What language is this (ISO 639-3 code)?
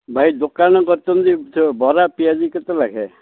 ori